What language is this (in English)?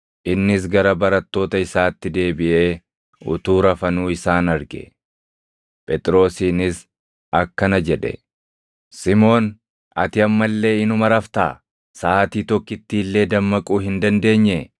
Oromo